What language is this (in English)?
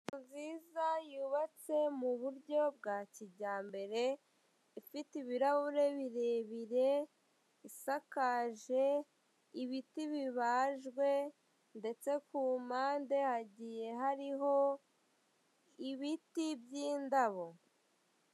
Kinyarwanda